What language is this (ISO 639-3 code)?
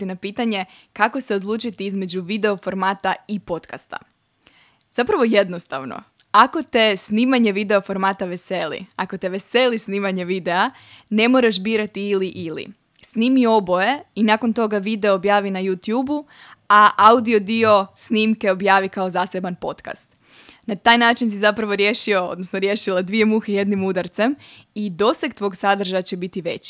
hrv